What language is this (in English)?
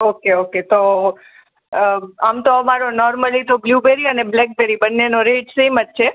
Gujarati